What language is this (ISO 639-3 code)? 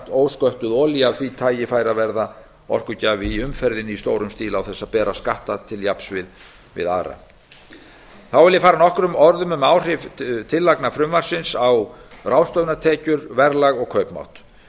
isl